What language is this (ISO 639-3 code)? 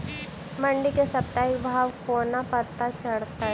mai